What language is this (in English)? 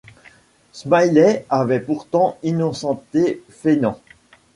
French